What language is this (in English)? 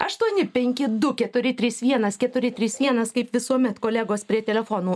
Lithuanian